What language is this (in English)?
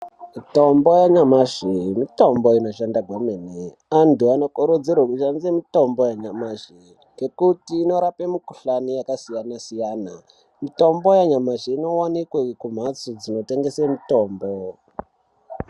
Ndau